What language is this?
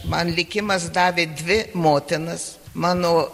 Lithuanian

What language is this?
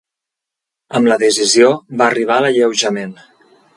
Catalan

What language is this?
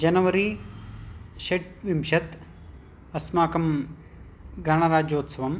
Sanskrit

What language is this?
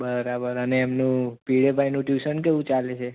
Gujarati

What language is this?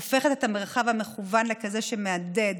Hebrew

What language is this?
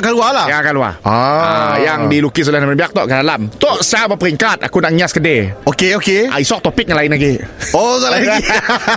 Malay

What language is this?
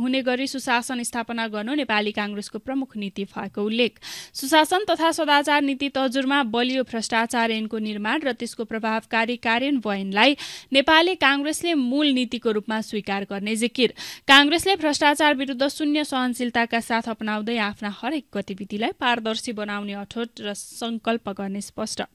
Romanian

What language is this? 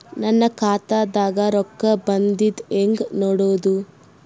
Kannada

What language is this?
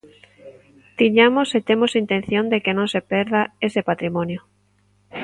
Galician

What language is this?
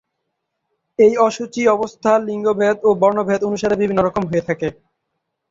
Bangla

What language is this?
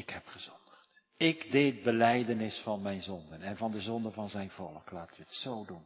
Dutch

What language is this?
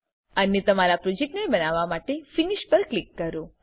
Gujarati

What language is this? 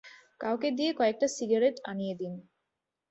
Bangla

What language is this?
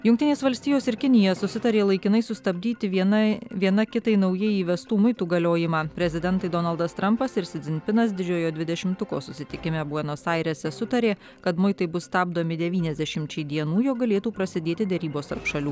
Lithuanian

